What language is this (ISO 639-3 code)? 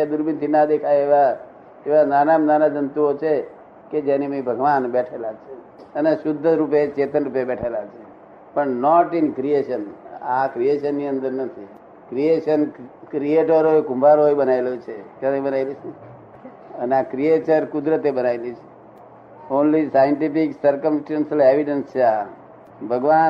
guj